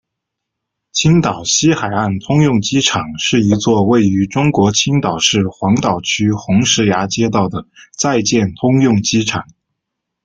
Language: Chinese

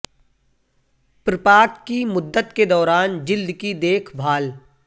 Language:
Urdu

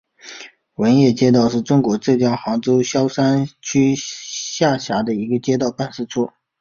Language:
Chinese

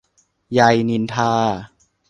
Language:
Thai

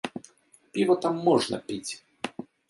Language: Belarusian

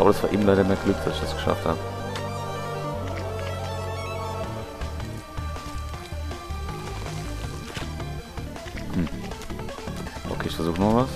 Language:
German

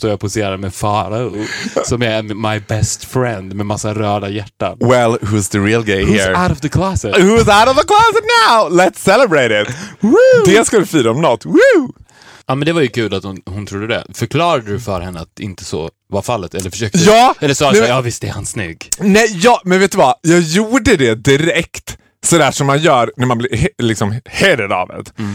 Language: Swedish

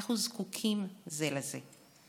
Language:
Hebrew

